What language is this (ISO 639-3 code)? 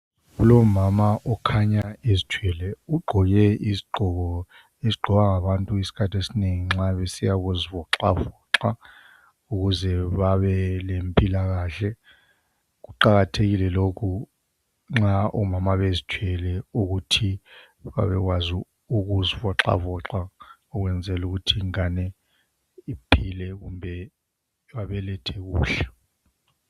nde